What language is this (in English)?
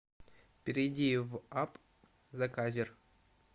Russian